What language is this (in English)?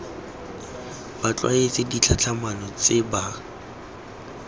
Tswana